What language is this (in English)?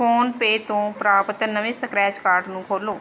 Punjabi